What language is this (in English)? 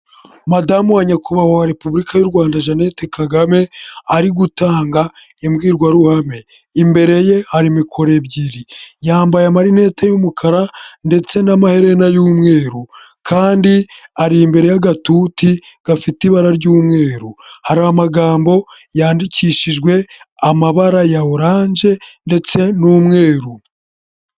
Kinyarwanda